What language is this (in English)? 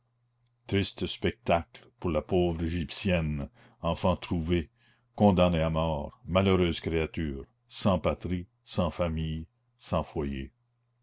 French